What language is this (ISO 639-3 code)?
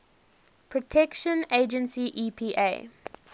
eng